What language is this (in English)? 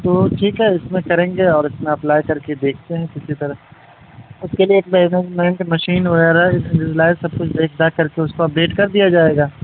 Urdu